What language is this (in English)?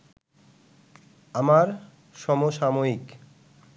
Bangla